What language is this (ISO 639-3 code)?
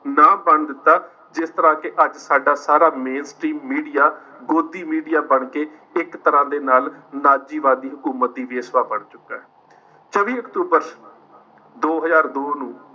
pan